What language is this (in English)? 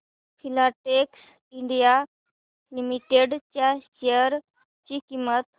Marathi